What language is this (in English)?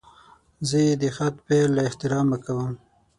Pashto